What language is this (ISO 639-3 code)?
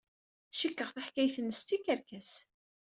kab